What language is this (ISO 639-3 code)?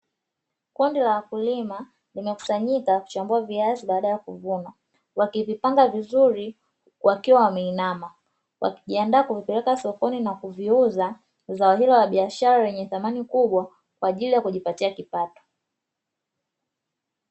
swa